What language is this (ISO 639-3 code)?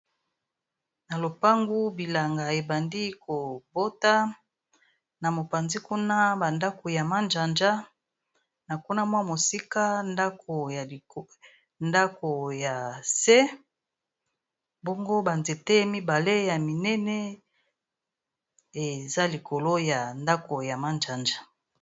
lin